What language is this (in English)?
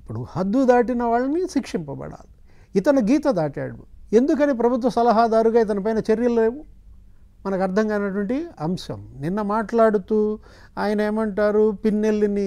Telugu